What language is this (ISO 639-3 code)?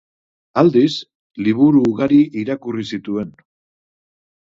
eus